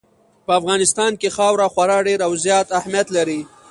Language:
Pashto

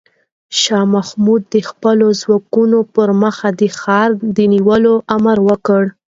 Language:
Pashto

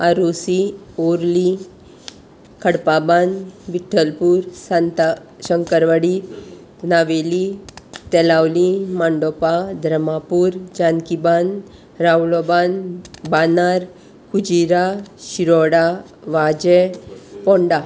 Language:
Konkani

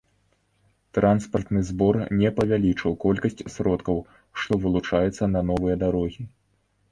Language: Belarusian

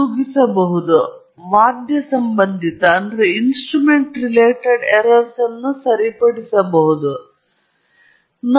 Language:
Kannada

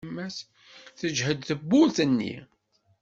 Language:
Kabyle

